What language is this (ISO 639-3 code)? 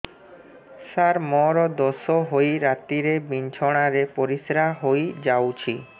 ori